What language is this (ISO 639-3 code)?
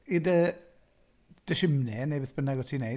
cym